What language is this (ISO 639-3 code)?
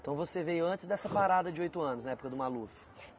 por